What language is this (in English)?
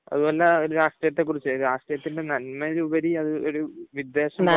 Malayalam